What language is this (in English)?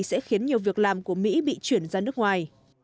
Vietnamese